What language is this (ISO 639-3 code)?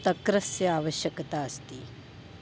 san